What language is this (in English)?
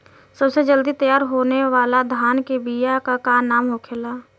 Bhojpuri